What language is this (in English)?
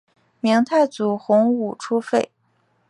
Chinese